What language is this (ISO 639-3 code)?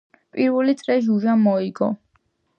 kat